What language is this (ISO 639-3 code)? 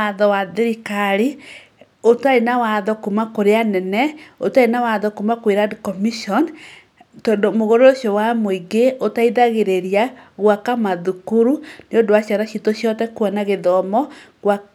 kik